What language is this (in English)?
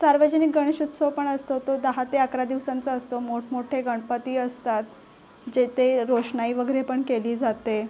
Marathi